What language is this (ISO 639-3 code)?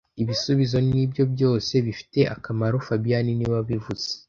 kin